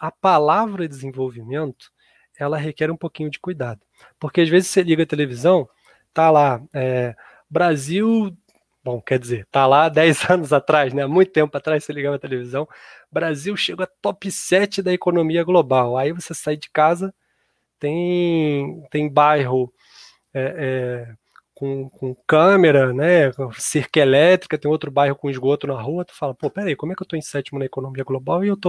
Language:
Portuguese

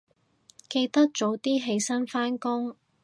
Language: Cantonese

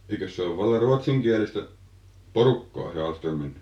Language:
Finnish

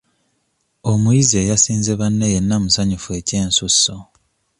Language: Ganda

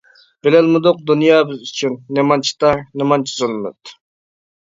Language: Uyghur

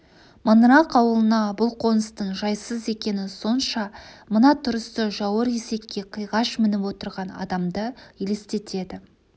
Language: Kazakh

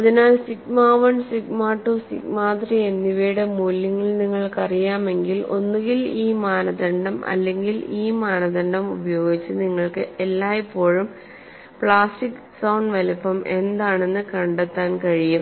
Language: Malayalam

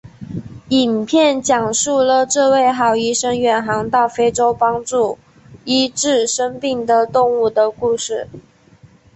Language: Chinese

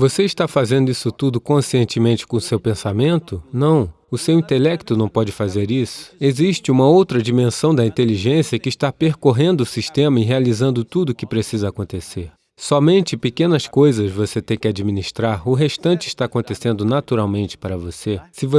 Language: Portuguese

